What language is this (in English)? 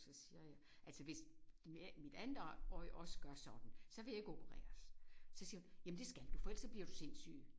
Danish